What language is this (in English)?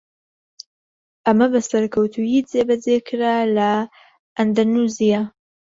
Central Kurdish